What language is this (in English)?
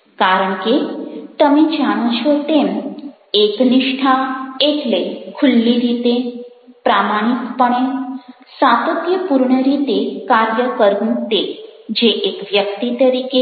Gujarati